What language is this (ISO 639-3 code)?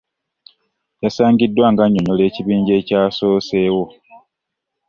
lug